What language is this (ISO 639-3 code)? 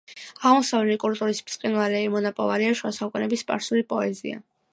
kat